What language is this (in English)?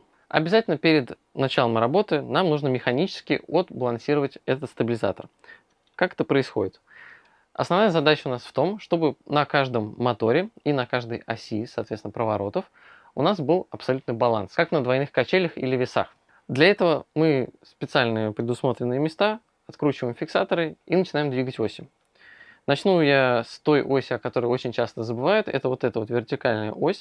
Russian